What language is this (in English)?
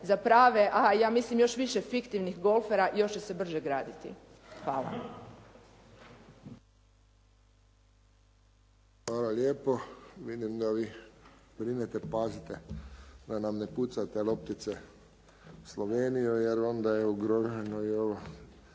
Croatian